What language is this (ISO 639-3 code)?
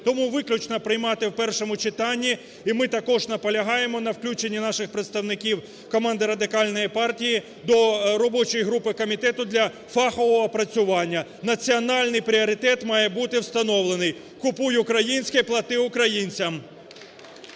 ukr